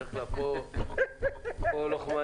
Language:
Hebrew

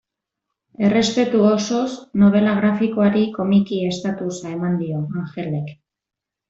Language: Basque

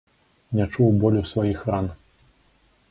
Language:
Belarusian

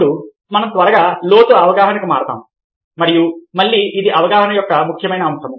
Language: Telugu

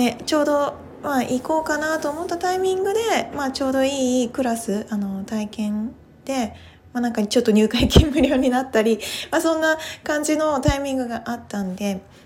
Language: Japanese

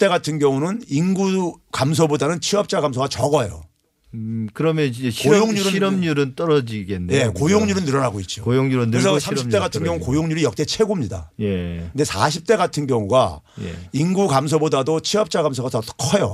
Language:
Korean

